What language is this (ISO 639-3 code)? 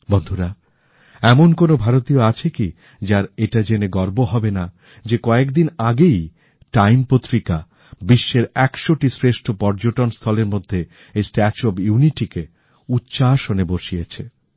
ben